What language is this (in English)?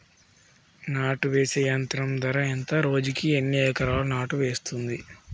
Telugu